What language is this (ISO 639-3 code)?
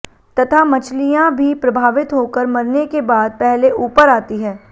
hin